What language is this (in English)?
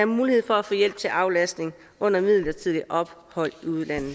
Danish